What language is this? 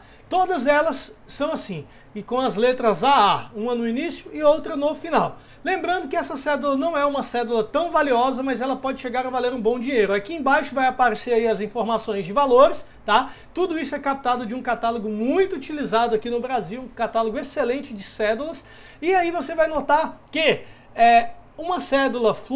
Portuguese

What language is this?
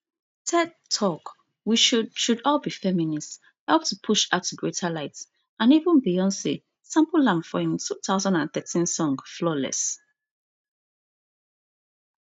Nigerian Pidgin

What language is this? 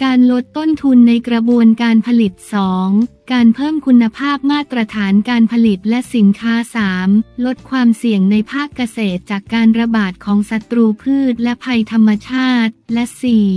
Thai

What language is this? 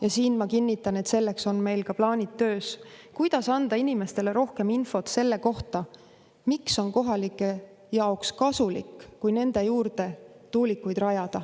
Estonian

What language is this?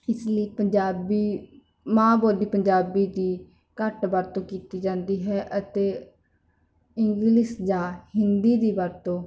Punjabi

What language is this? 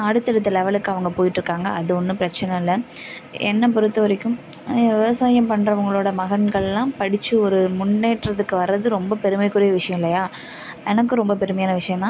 Tamil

